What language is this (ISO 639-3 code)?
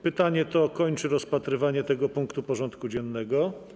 pol